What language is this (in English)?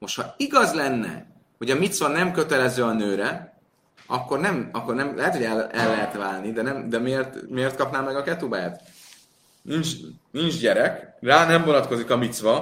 Hungarian